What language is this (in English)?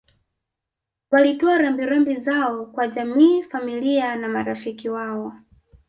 Swahili